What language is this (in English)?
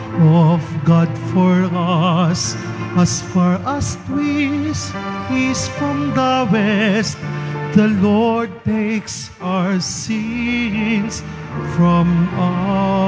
Filipino